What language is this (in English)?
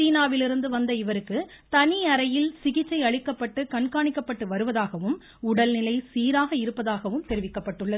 Tamil